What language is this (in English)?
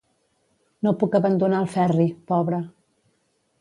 Catalan